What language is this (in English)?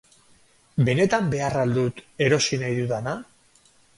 Basque